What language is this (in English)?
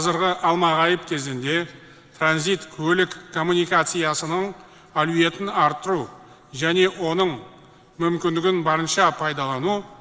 Turkish